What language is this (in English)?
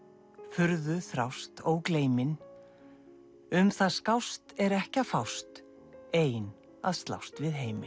Icelandic